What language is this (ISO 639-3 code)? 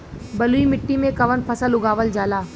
bho